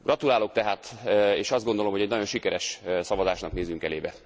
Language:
Hungarian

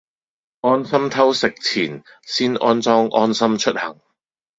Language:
Cantonese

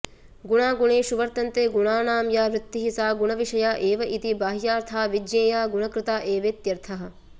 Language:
Sanskrit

